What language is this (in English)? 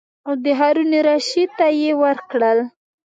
Pashto